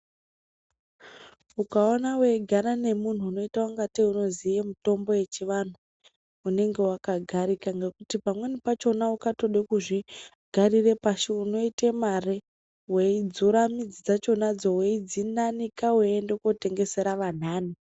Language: Ndau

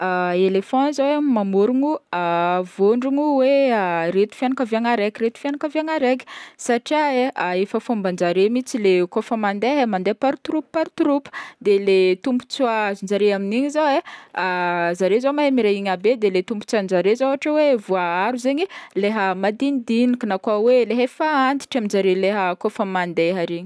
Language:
Northern Betsimisaraka Malagasy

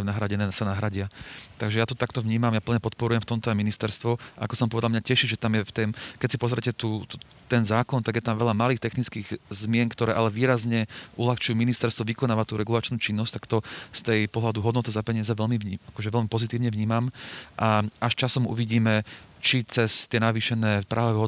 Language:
Slovak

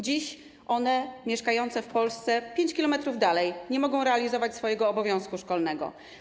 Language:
Polish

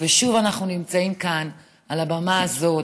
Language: Hebrew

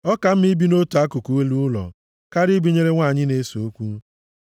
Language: Igbo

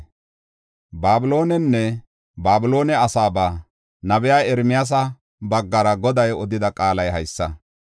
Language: Gofa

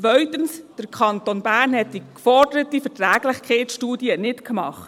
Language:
Swiss German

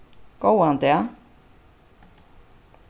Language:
Faroese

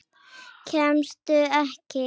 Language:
Icelandic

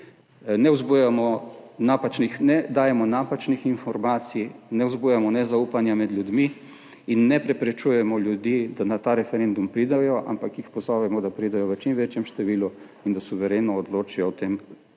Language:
Slovenian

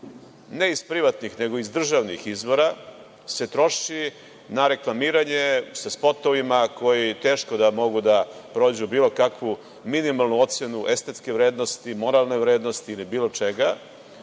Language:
Serbian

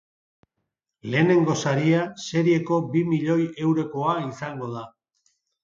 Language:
Basque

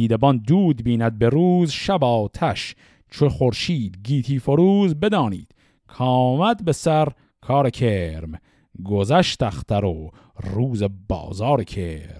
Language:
Persian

